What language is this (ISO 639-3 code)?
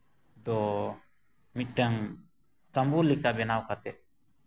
sat